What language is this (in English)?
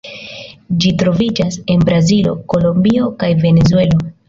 Esperanto